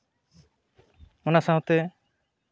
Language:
Santali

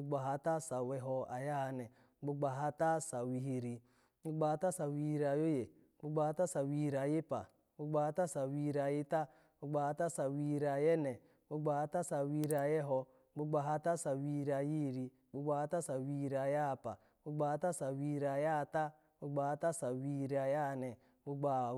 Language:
Alago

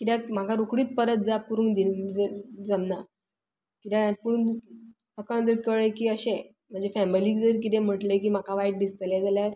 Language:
Konkani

